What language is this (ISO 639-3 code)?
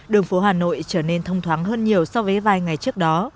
vie